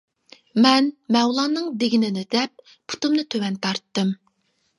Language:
Uyghur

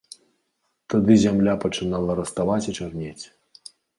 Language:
Belarusian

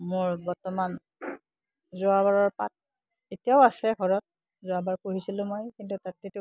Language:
Assamese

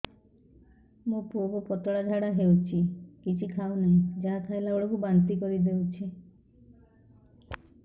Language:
Odia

